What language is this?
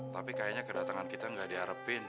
Indonesian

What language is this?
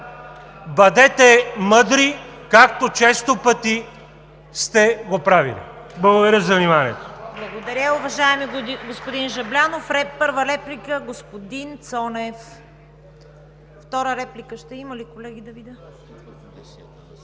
Bulgarian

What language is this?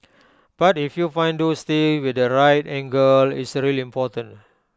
English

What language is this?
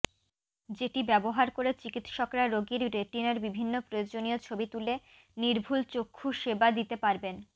Bangla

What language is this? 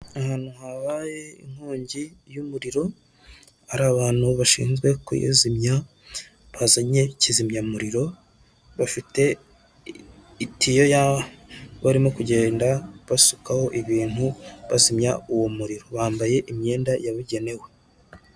Kinyarwanda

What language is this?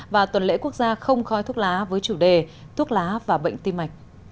Vietnamese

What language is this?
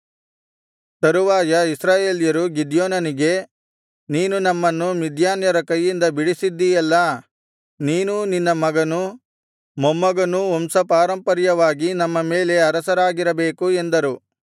Kannada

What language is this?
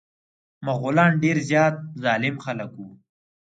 Pashto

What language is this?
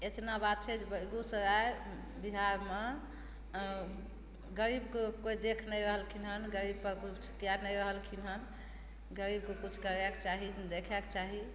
Maithili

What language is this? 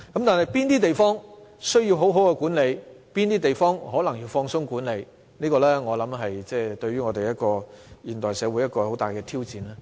Cantonese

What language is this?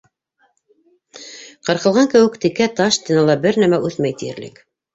Bashkir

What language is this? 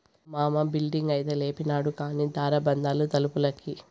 Telugu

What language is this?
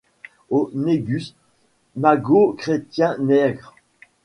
French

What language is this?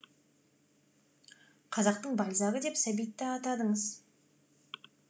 Kazakh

